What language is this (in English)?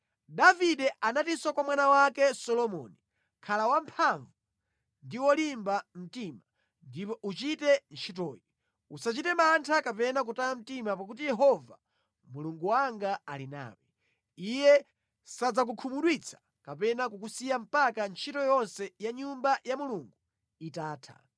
Nyanja